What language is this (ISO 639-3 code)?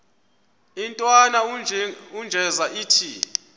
xho